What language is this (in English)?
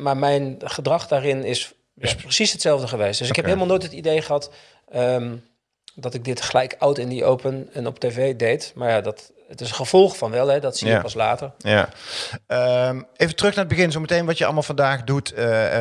Dutch